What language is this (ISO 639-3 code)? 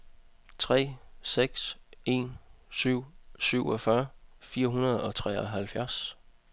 dan